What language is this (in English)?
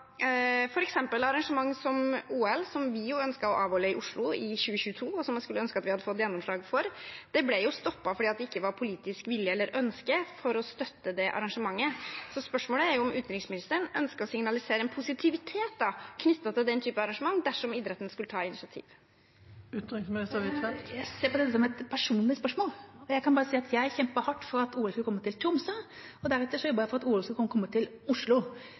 Norwegian Bokmål